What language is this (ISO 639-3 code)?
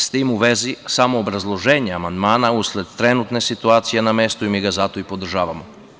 srp